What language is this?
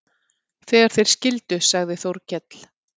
Icelandic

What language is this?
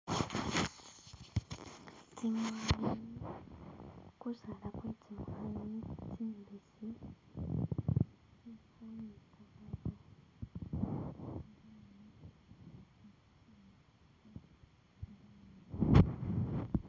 Masaaba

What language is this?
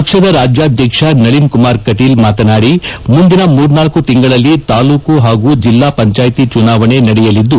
Kannada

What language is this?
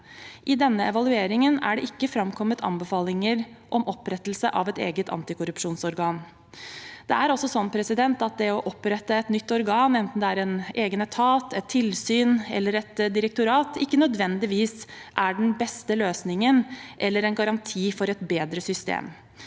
Norwegian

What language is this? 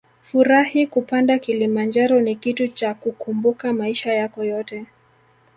Swahili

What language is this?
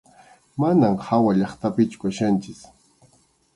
Arequipa-La Unión Quechua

